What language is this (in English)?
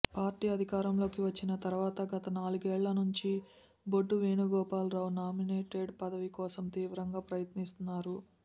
Telugu